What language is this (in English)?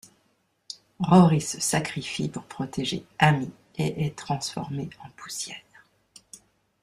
French